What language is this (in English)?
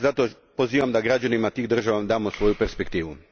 Croatian